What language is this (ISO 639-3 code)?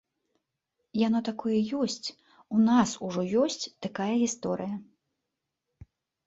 bel